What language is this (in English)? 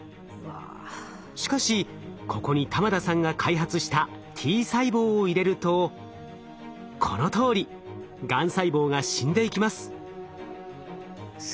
Japanese